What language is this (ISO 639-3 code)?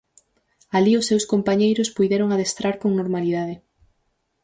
glg